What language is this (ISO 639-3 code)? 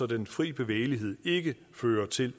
dan